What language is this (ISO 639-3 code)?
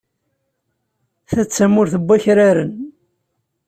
kab